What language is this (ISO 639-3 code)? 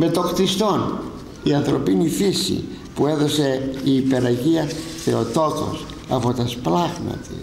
ell